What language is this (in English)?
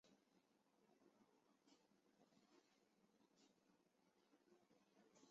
Chinese